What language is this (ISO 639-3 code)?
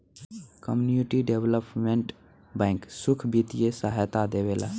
bho